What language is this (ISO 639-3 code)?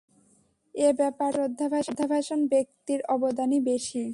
ben